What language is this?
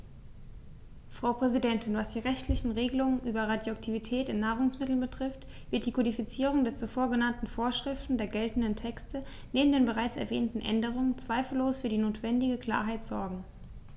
German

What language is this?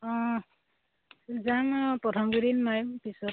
Assamese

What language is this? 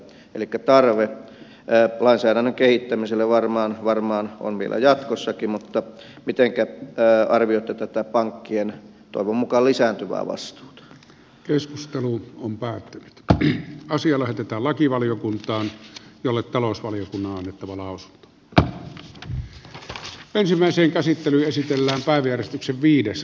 Finnish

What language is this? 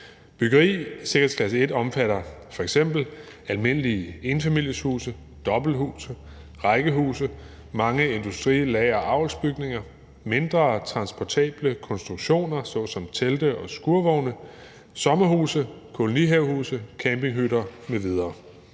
Danish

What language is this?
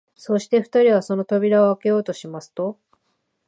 Japanese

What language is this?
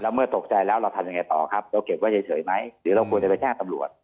Thai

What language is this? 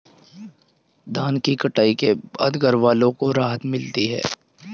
Hindi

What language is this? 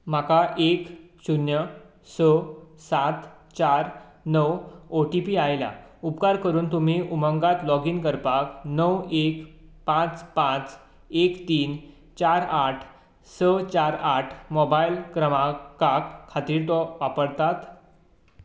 Konkani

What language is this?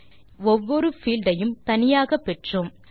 Tamil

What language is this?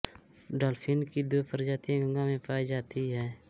Hindi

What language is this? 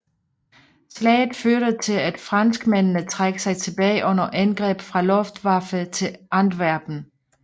Danish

